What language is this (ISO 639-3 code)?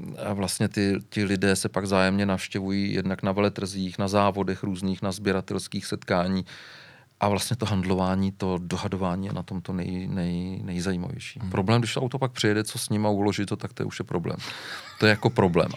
ces